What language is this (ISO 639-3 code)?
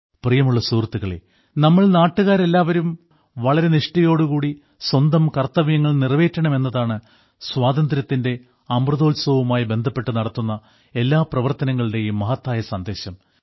mal